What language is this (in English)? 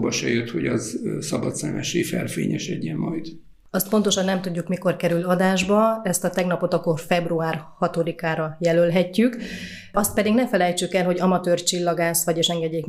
Hungarian